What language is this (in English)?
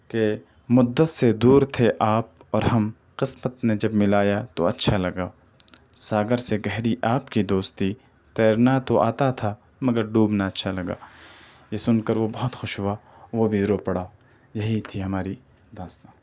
Urdu